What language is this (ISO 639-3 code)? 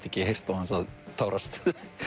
isl